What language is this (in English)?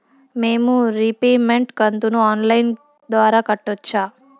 Telugu